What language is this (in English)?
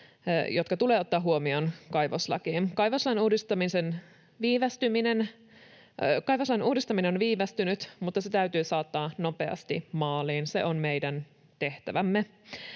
Finnish